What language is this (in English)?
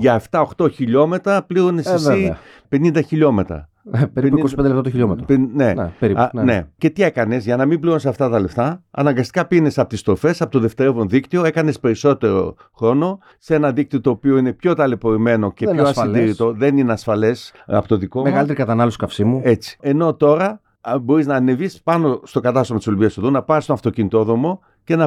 Greek